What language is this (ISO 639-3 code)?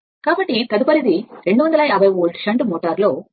tel